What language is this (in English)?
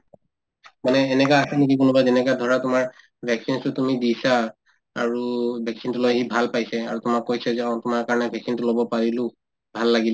Assamese